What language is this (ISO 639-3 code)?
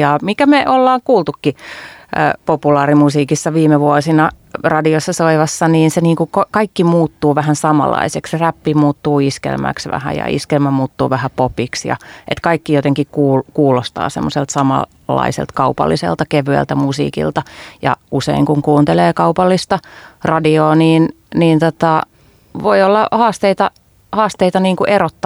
fin